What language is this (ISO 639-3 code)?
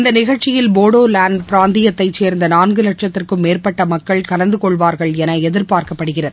tam